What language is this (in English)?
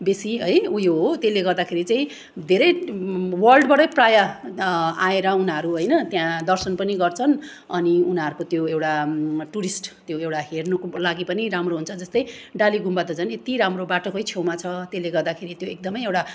Nepali